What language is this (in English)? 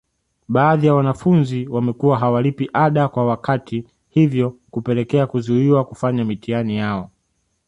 Swahili